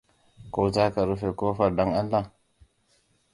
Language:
Hausa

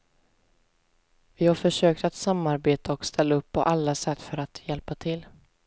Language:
Swedish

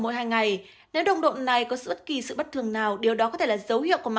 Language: Vietnamese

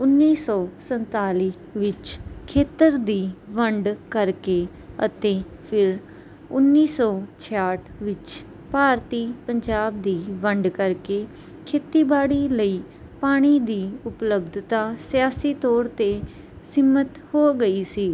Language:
Punjabi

